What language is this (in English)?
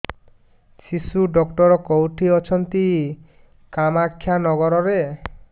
Odia